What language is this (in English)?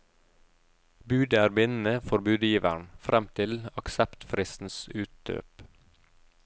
Norwegian